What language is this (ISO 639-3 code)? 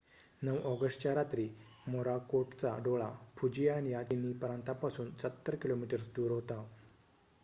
mar